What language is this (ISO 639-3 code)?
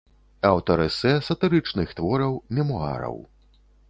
bel